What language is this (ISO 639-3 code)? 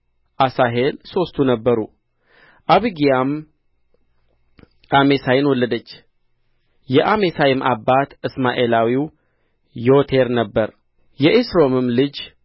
amh